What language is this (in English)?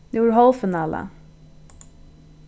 Faroese